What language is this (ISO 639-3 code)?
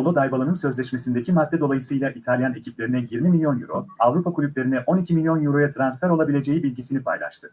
tur